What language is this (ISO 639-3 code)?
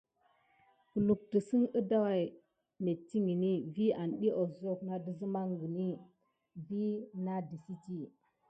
gid